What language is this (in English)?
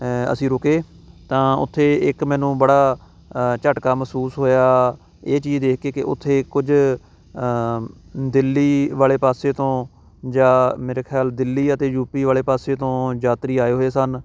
Punjabi